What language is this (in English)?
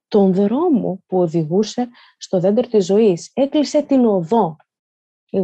Greek